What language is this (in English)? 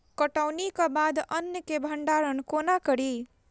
Maithili